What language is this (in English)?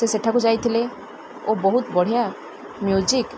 Odia